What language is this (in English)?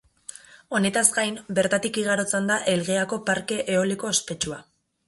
Basque